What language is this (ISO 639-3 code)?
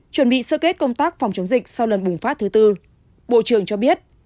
vie